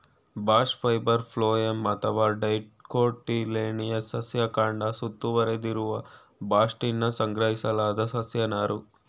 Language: Kannada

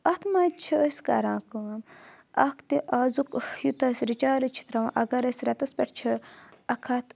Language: Kashmiri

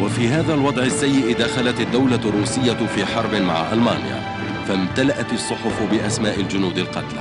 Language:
Arabic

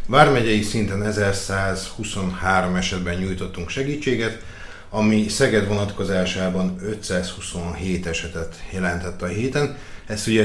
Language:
Hungarian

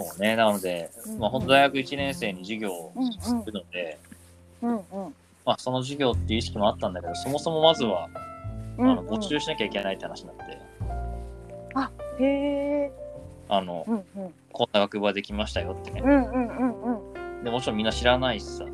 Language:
Japanese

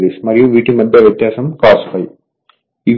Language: Telugu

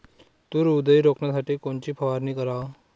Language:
Marathi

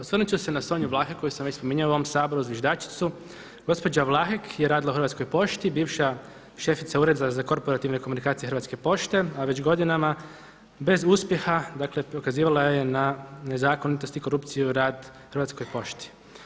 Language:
Croatian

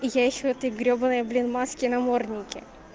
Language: Russian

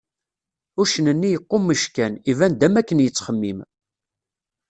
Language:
Kabyle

